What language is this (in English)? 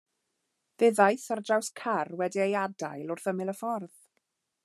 Welsh